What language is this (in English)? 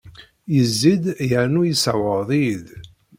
Kabyle